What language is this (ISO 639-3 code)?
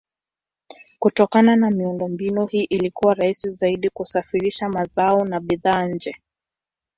swa